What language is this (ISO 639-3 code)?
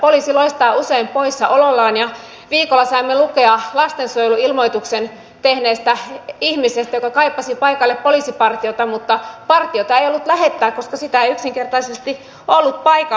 fin